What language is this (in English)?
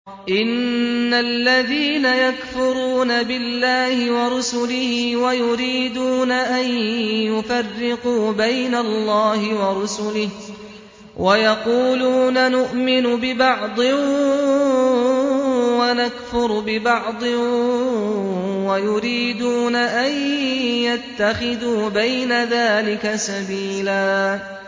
Arabic